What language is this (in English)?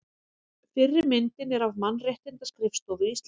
Icelandic